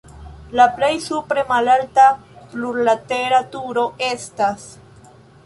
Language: Esperanto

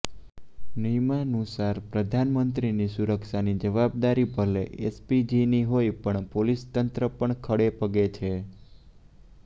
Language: Gujarati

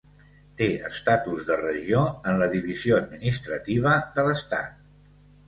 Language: Catalan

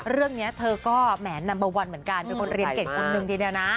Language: Thai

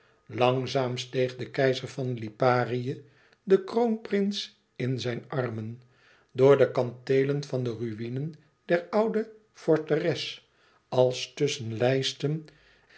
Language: Dutch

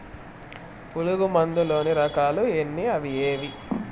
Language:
Telugu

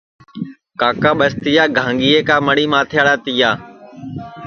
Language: Sansi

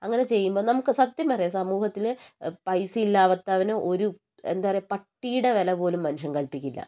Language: Malayalam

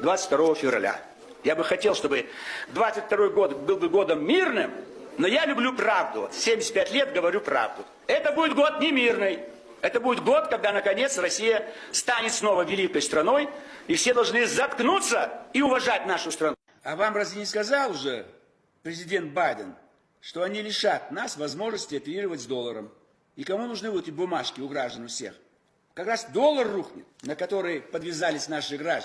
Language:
Russian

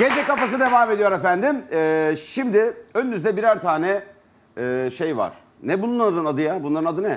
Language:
Turkish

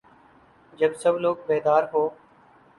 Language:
Urdu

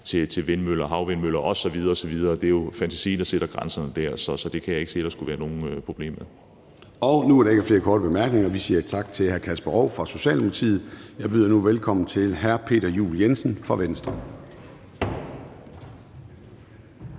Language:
Danish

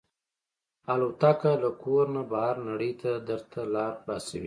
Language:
Pashto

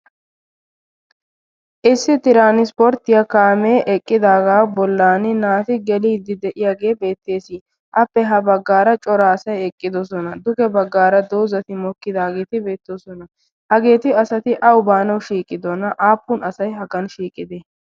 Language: Wolaytta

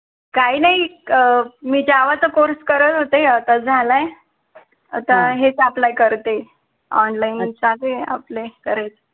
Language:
Marathi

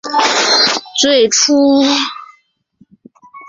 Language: Chinese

